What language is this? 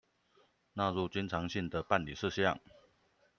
Chinese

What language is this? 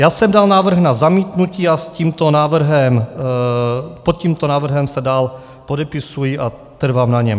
Czech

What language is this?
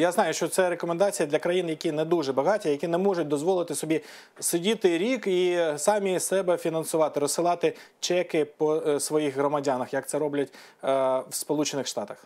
Ukrainian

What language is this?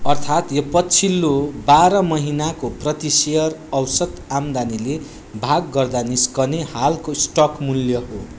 Nepali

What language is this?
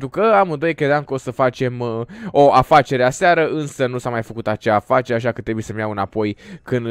Romanian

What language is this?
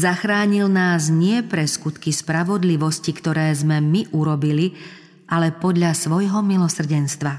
Slovak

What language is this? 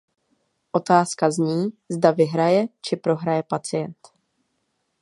Czech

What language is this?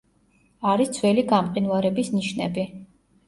Georgian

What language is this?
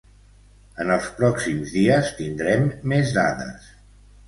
Catalan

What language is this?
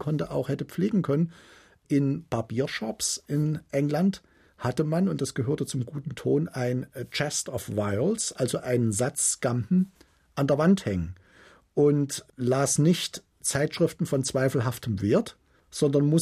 German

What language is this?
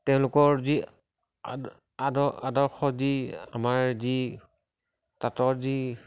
Assamese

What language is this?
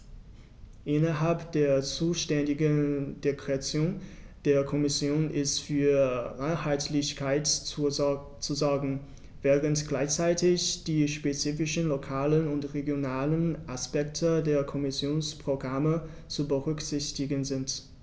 German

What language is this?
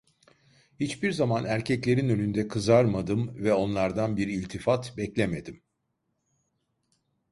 Turkish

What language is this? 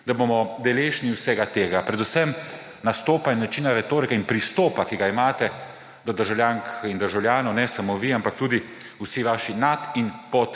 Slovenian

